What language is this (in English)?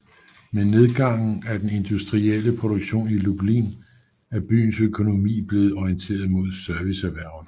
Danish